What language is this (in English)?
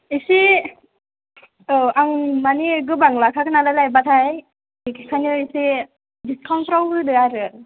Bodo